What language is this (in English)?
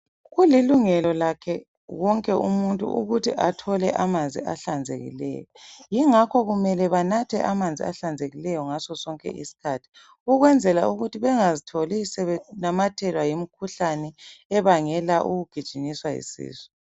North Ndebele